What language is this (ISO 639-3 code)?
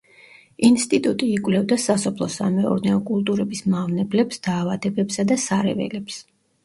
kat